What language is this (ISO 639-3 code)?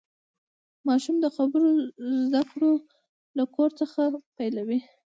pus